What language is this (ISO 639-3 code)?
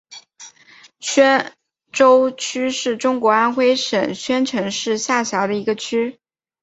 zho